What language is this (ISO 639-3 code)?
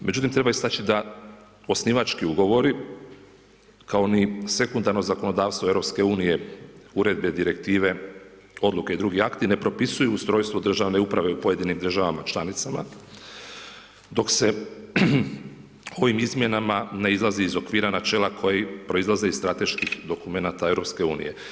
hrv